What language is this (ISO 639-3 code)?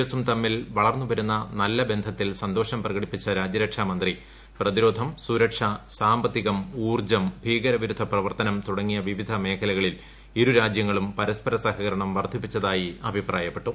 mal